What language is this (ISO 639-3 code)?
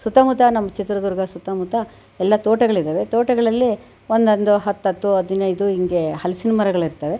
kan